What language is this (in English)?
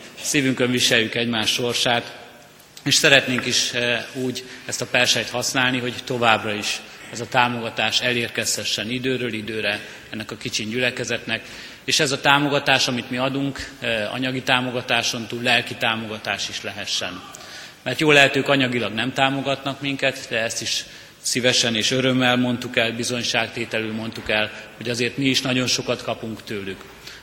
Hungarian